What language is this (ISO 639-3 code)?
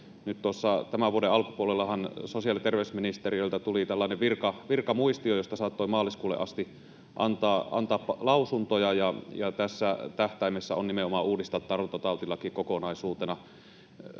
fin